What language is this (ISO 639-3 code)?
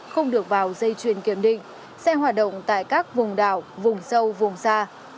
vie